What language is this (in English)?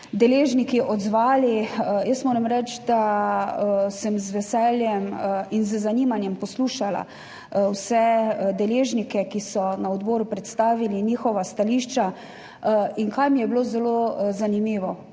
Slovenian